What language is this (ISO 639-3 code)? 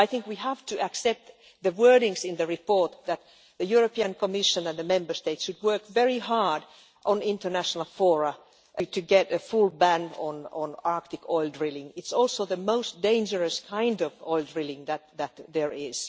eng